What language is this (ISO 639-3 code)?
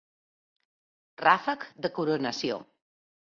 cat